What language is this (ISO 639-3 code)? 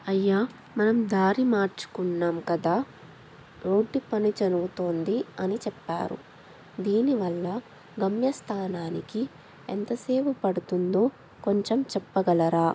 tel